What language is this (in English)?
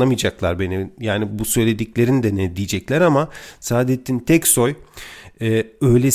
Turkish